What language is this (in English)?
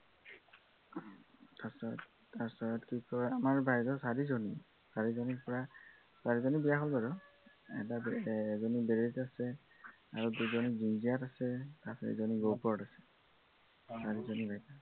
Assamese